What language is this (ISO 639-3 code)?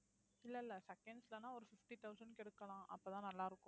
tam